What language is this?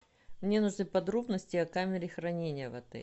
Russian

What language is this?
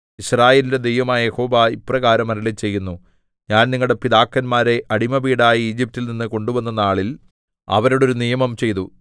Malayalam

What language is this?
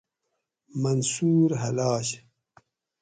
Gawri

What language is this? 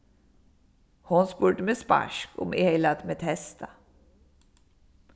Faroese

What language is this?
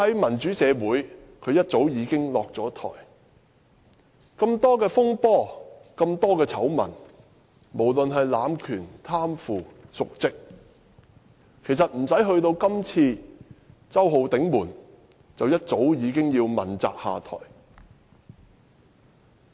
Cantonese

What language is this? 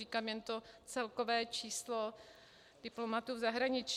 Czech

